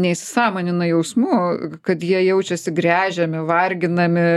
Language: Lithuanian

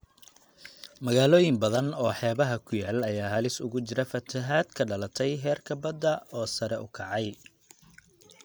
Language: Somali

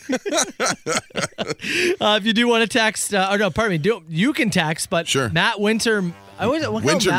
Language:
English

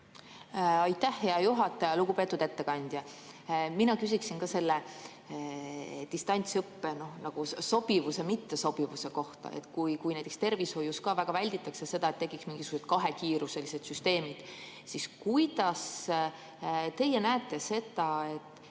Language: Estonian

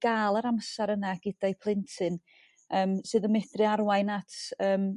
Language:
Welsh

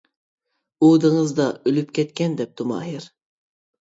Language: Uyghur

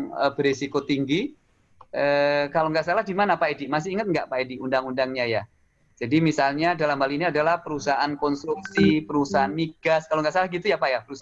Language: Indonesian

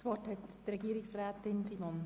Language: Swiss German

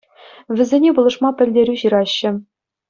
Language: Chuvash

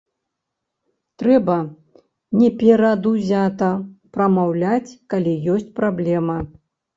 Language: Belarusian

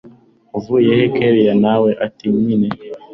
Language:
Kinyarwanda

